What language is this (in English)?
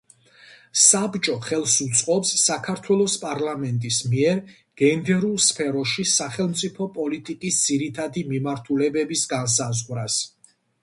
Georgian